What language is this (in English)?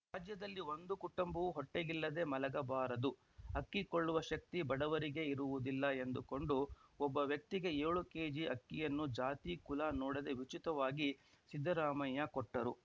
Kannada